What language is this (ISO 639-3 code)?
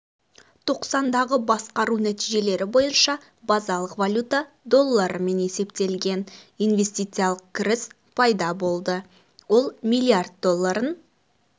kaz